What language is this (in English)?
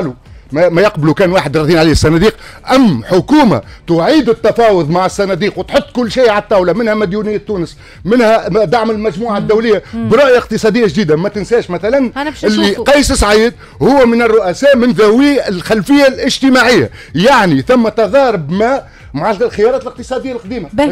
Arabic